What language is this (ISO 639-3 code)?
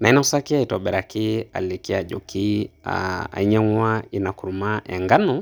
mas